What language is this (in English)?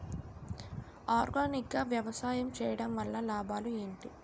Telugu